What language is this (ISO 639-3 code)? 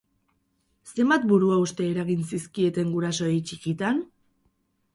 eus